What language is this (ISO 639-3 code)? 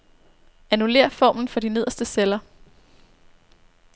dan